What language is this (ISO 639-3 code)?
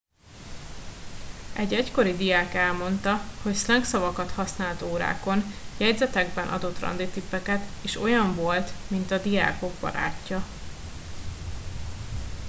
hun